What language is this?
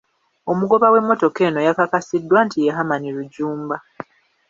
Ganda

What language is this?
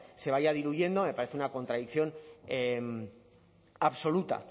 Spanish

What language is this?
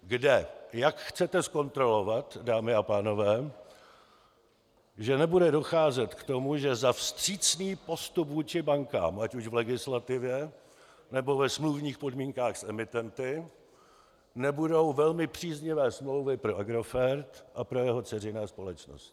Czech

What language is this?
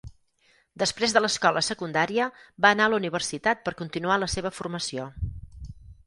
Catalan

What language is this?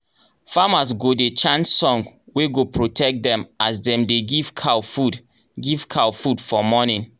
Nigerian Pidgin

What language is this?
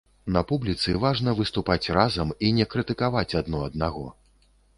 Belarusian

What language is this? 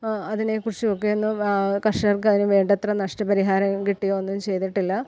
Malayalam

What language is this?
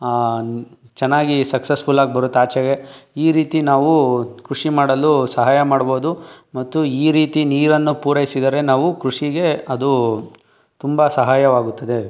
Kannada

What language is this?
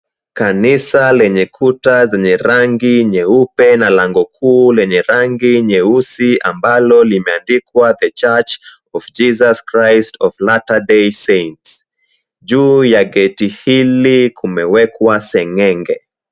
Swahili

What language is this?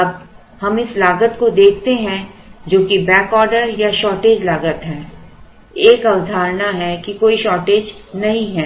Hindi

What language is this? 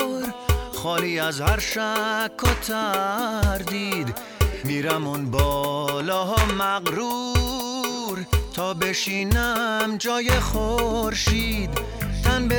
Persian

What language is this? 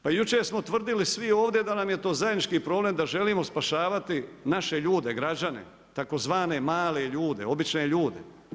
Croatian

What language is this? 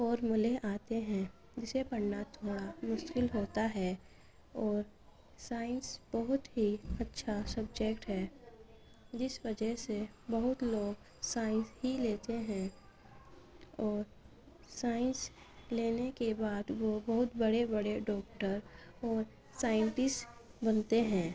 Urdu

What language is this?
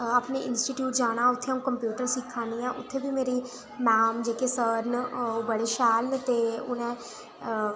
Dogri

